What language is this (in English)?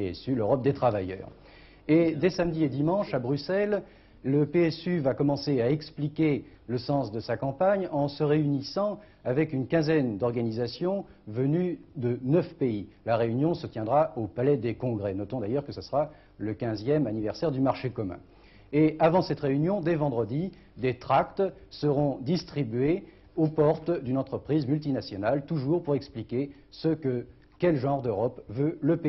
French